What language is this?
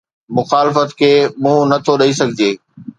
Sindhi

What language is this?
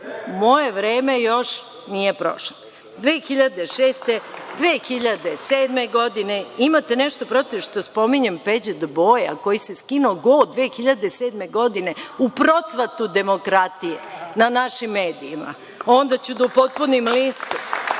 Serbian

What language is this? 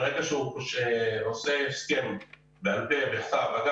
Hebrew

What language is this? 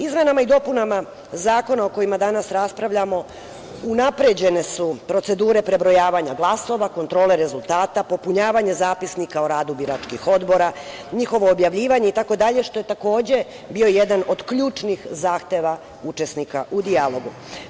Serbian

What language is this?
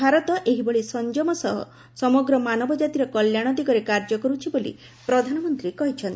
Odia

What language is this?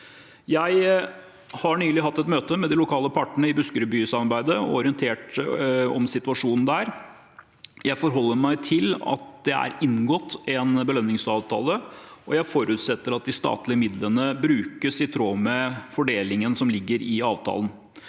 Norwegian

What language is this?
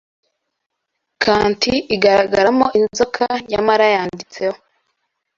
Kinyarwanda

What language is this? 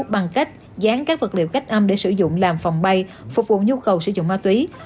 Vietnamese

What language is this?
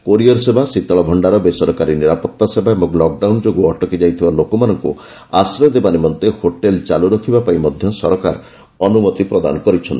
Odia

